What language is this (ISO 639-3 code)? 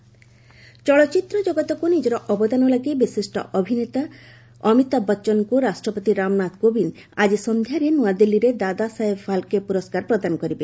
ori